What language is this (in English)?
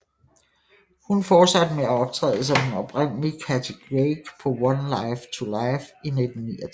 Danish